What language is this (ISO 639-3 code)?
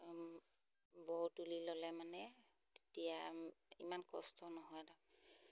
asm